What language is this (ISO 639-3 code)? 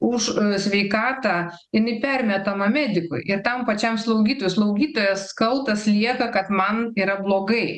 lit